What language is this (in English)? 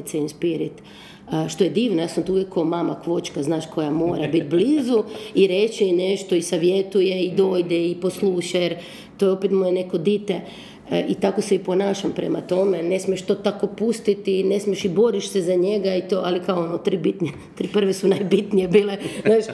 Croatian